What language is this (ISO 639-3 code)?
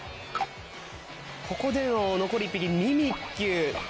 jpn